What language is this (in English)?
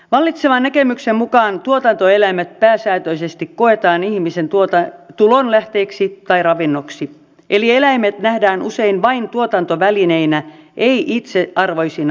Finnish